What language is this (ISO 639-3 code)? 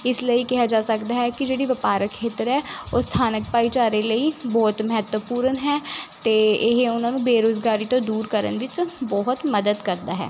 pan